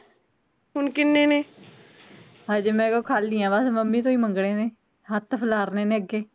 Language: Punjabi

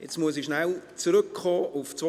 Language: Swiss German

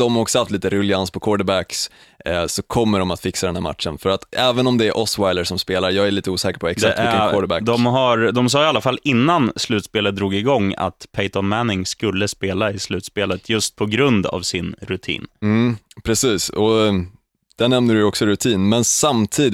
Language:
Swedish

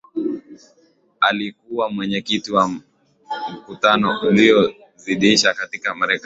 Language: Swahili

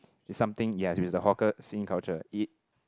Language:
English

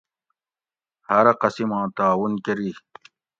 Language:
Gawri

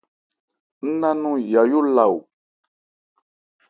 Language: Ebrié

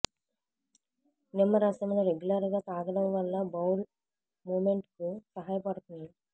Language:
Telugu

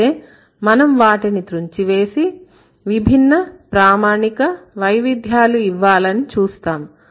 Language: Telugu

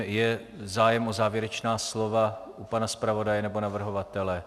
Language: Czech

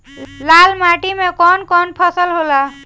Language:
Bhojpuri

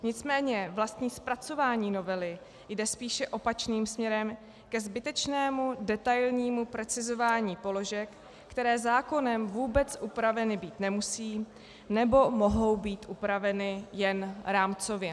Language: Czech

